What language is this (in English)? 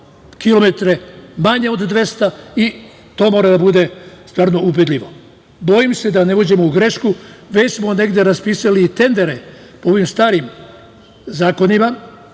Serbian